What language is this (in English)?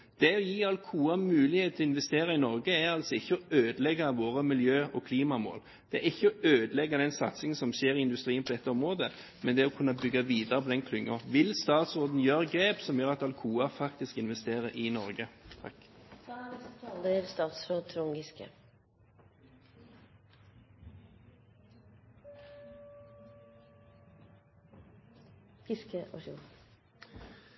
Norwegian Bokmål